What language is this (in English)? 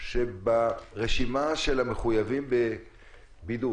Hebrew